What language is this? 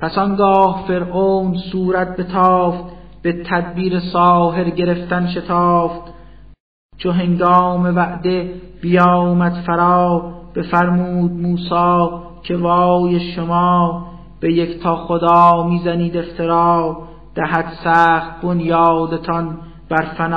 Persian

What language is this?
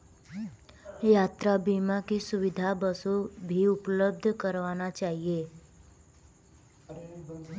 Hindi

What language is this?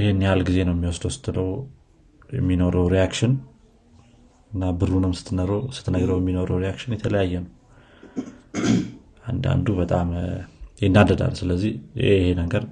Amharic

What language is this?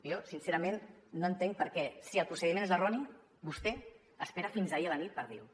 Catalan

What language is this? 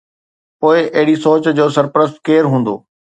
Sindhi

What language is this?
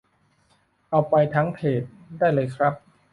Thai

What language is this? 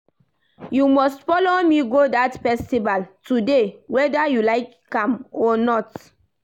Nigerian Pidgin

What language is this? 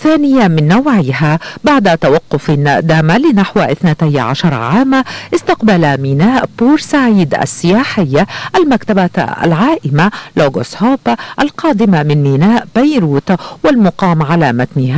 Arabic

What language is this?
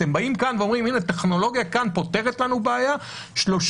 Hebrew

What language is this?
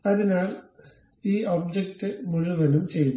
Malayalam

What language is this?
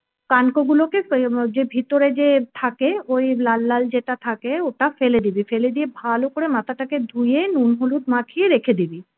Bangla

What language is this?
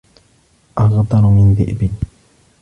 Arabic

